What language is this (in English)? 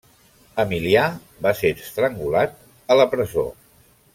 Catalan